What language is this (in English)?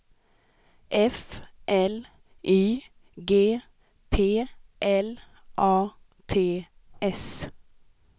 Swedish